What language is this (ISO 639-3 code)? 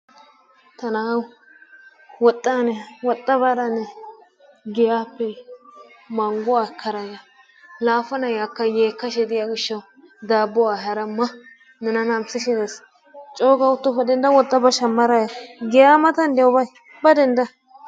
wal